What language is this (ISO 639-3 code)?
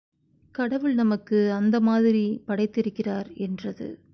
tam